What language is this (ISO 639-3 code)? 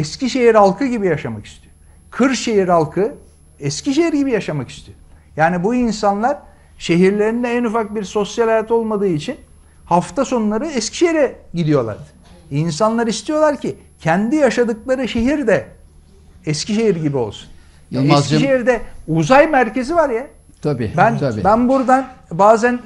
tur